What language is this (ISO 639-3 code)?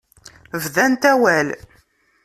kab